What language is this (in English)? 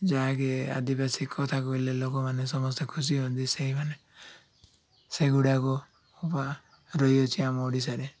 Odia